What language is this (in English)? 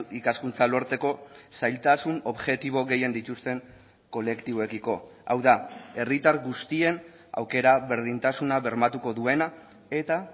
Basque